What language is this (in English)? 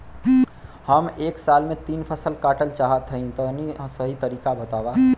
Bhojpuri